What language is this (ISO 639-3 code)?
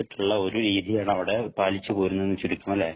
mal